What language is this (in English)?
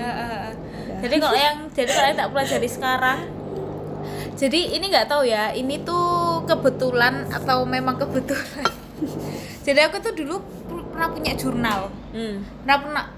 Indonesian